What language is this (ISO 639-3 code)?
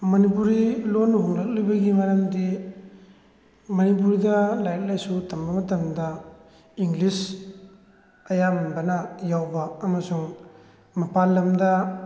mni